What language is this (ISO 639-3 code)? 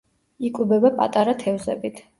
kat